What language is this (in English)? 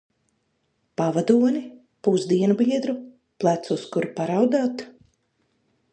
Latvian